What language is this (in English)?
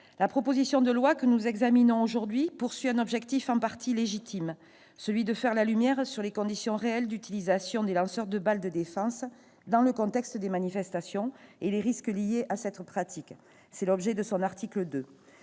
French